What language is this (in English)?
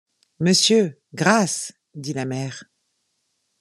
French